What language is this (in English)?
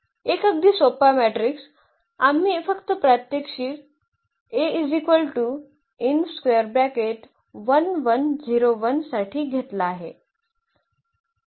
Marathi